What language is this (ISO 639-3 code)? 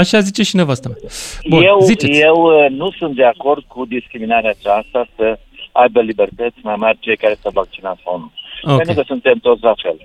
ron